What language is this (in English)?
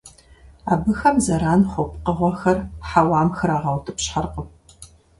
Kabardian